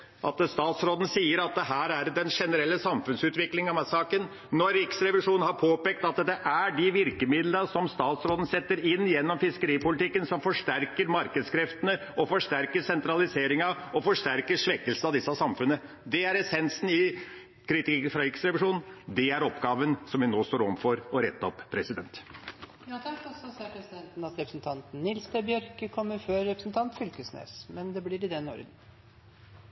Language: Norwegian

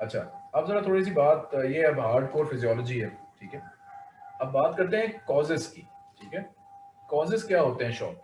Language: Hindi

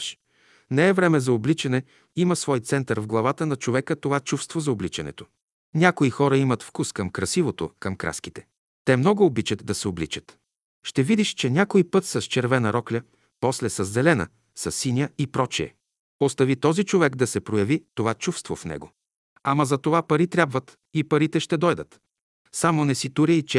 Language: Bulgarian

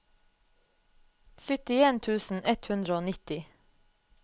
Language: Norwegian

